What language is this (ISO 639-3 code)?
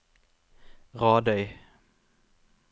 nor